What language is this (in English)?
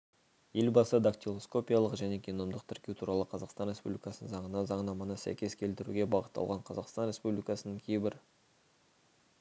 Kazakh